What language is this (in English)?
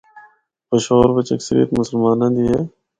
Northern Hindko